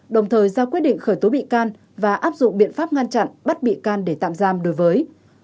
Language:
Vietnamese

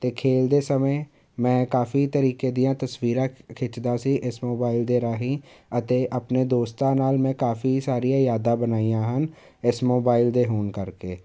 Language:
Punjabi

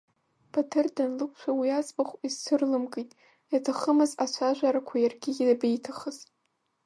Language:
Abkhazian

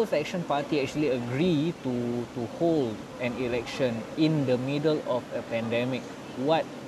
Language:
Malay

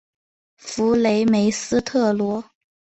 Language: Chinese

